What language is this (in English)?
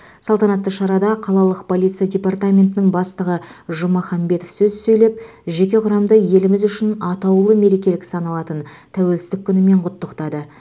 Kazakh